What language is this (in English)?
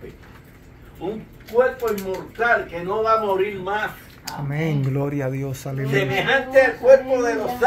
Spanish